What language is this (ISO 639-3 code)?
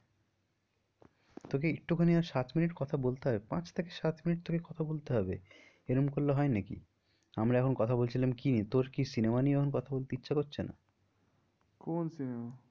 ben